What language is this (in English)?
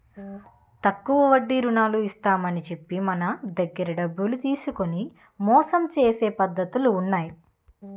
Telugu